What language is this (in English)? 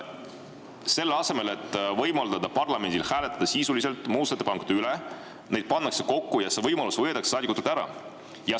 Estonian